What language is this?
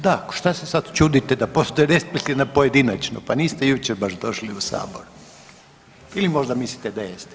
Croatian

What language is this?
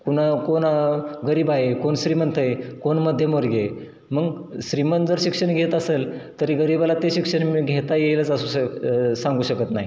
Marathi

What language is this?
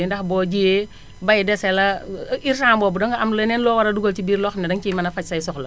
Wolof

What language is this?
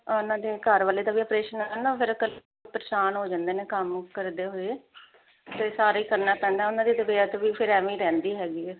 Punjabi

